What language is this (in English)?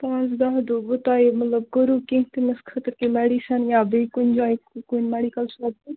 Kashmiri